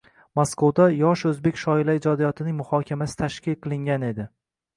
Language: Uzbek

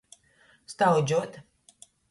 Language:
Latgalian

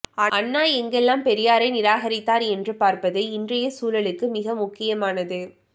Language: Tamil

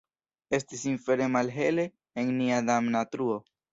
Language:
Esperanto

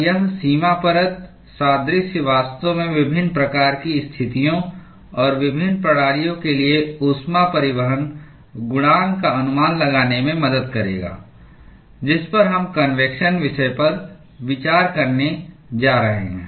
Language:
Hindi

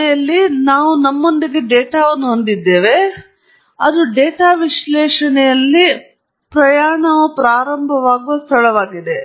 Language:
Kannada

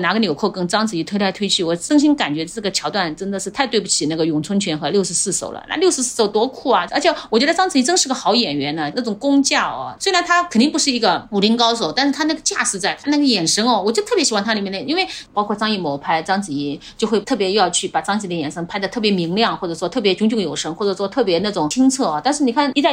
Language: Chinese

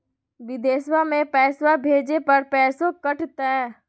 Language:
Magahi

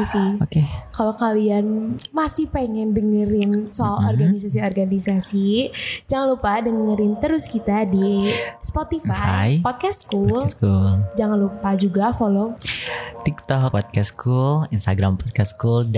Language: Indonesian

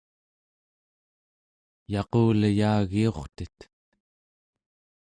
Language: Central Yupik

